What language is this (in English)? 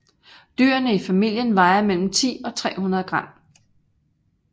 Danish